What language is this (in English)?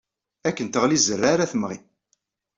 Kabyle